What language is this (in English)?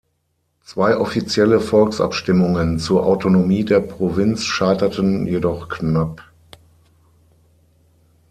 German